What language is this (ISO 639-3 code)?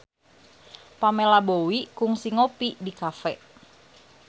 sun